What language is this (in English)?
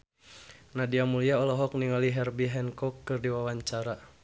Sundanese